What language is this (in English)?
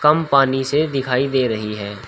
Hindi